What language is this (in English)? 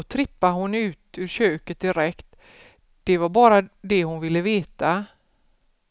Swedish